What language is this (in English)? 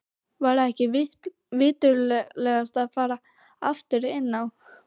Icelandic